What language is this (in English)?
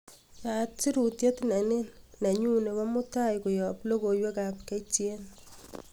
Kalenjin